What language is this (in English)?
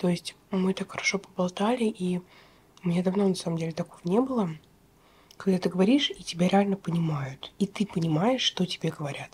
Russian